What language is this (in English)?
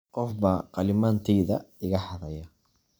Somali